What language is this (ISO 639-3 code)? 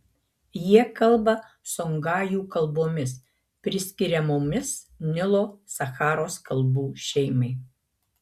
lit